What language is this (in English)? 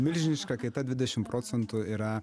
Lithuanian